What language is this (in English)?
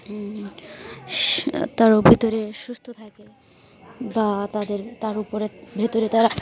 Bangla